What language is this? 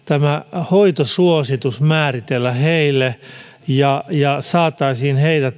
Finnish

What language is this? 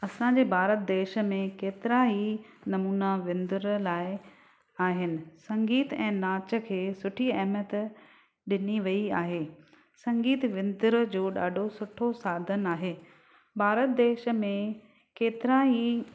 Sindhi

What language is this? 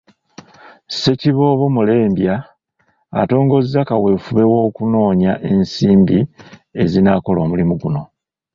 Ganda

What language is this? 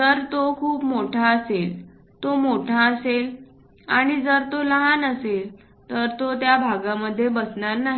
Marathi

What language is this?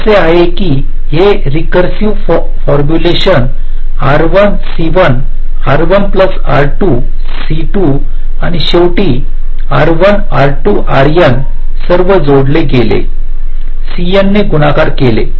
Marathi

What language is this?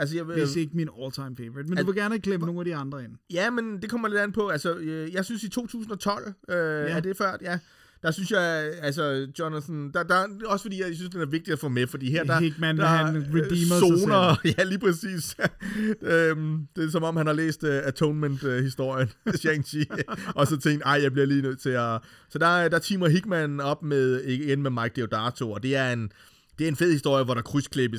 Danish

